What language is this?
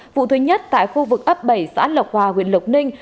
Vietnamese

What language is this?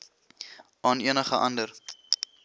Afrikaans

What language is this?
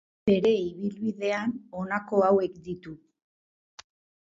Basque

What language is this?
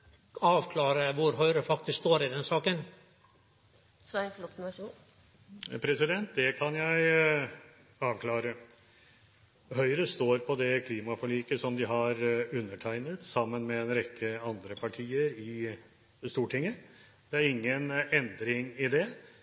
Norwegian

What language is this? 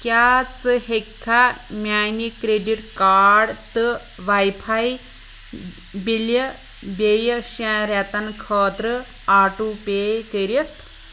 Kashmiri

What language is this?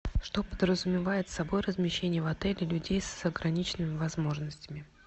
Russian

